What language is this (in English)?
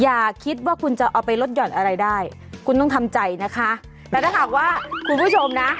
Thai